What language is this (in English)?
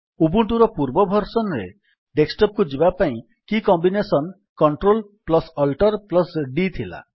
Odia